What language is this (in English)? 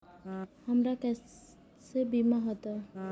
Maithili